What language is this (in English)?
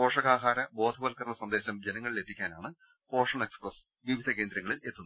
Malayalam